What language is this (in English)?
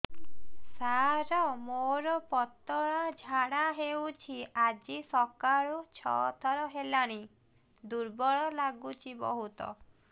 Odia